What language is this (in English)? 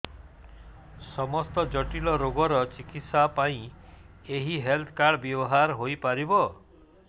Odia